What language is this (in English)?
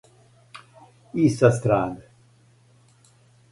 Serbian